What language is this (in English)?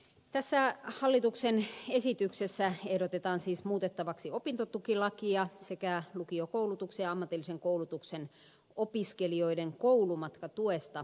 Finnish